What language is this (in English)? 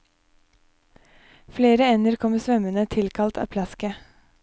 Norwegian